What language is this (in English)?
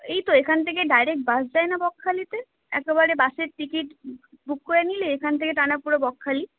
Bangla